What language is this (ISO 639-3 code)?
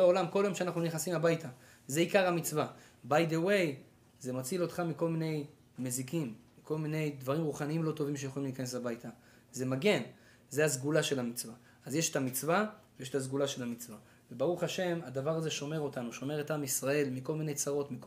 heb